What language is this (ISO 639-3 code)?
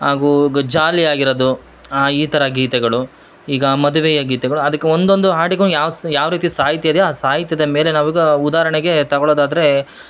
kan